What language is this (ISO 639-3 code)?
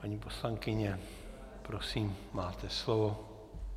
ces